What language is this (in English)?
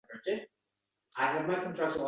Uzbek